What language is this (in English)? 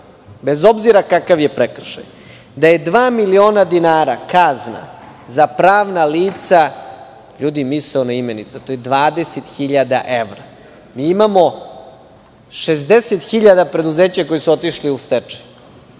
Serbian